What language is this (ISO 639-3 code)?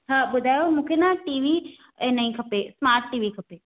snd